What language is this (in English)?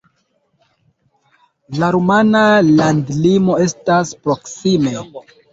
Esperanto